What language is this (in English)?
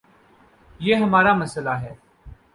Urdu